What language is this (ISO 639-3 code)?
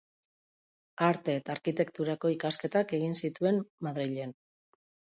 eus